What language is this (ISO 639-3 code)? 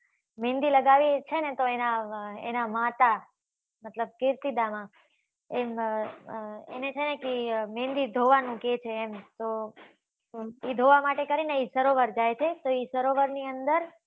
guj